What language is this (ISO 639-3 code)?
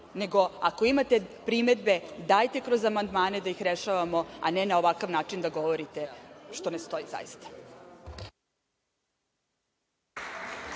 srp